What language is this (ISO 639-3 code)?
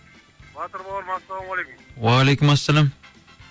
kaz